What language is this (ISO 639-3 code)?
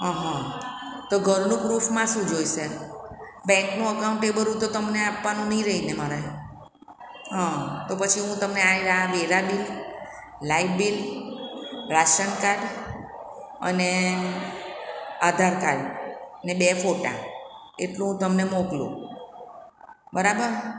guj